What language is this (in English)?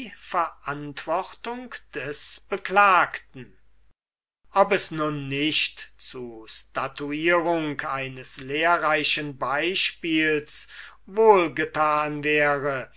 German